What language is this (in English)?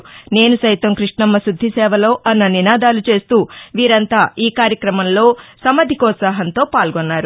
Telugu